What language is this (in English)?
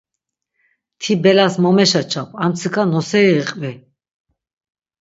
Laz